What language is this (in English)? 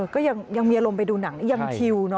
Thai